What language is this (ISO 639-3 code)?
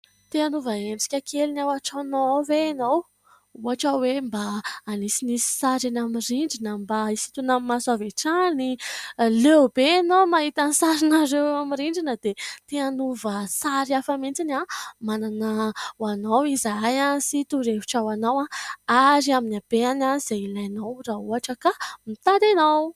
mlg